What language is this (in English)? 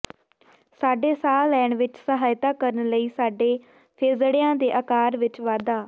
Punjabi